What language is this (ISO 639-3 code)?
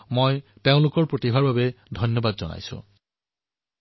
asm